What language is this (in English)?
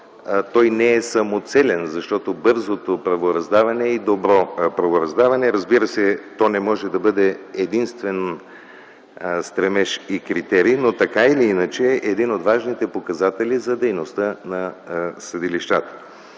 Bulgarian